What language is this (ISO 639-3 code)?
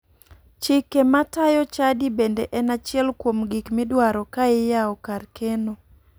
luo